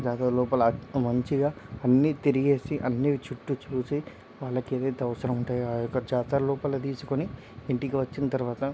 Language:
Telugu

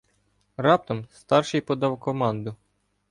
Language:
Ukrainian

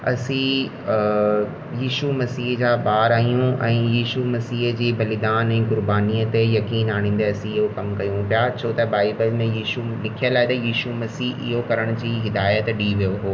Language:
Sindhi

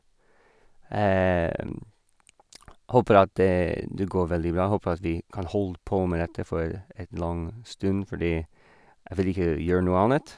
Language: Norwegian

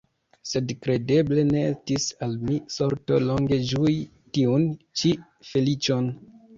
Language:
Esperanto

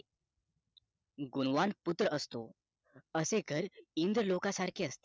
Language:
Marathi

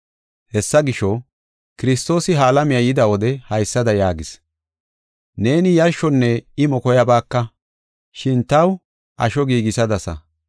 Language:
Gofa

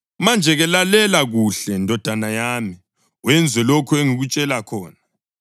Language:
North Ndebele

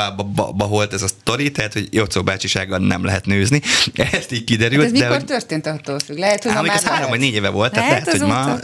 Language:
Hungarian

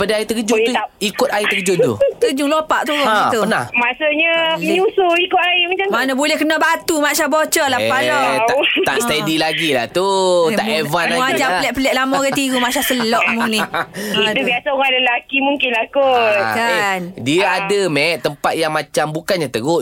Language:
Malay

